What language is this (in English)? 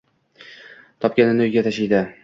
Uzbek